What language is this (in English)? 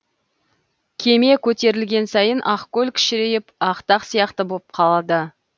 Kazakh